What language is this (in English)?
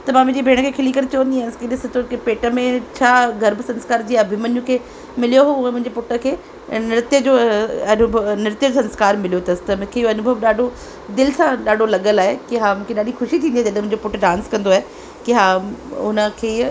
Sindhi